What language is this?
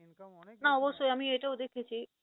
Bangla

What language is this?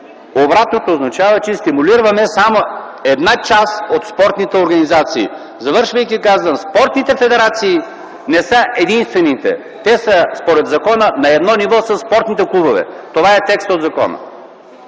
Bulgarian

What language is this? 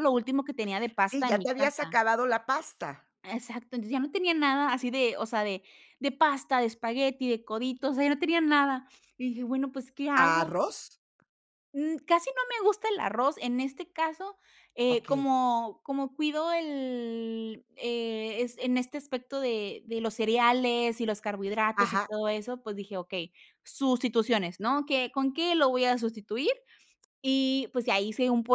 Spanish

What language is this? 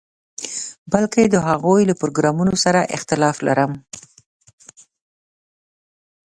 Pashto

